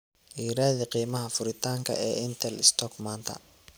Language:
Somali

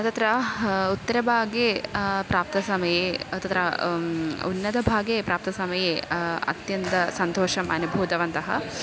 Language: Sanskrit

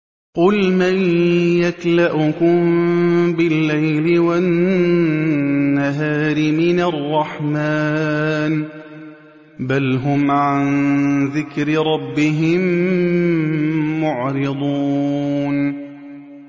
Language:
Arabic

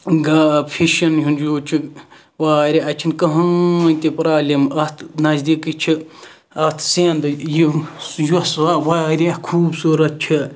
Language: Kashmiri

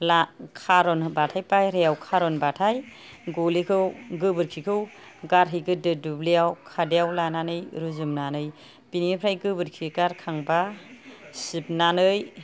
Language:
Bodo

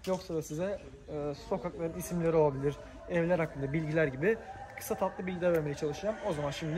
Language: Turkish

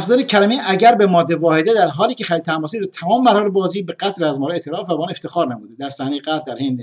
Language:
Persian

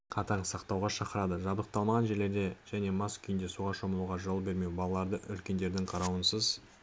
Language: Kazakh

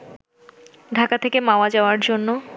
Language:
Bangla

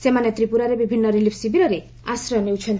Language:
Odia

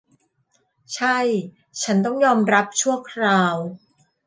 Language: Thai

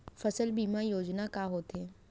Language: Chhattisgarhi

